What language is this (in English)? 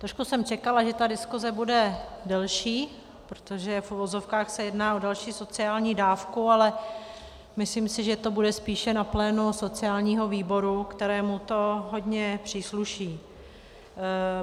Czech